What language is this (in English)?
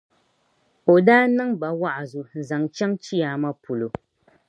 Dagbani